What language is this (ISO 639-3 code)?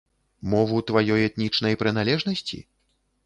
bel